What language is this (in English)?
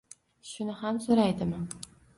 Uzbek